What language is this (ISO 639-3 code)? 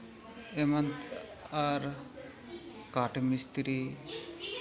sat